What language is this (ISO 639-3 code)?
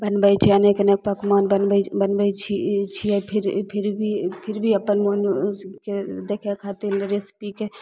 mai